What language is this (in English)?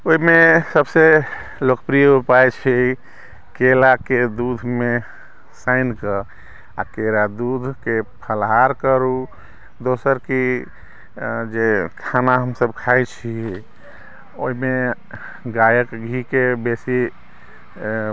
Maithili